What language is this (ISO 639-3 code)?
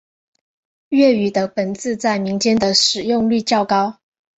zho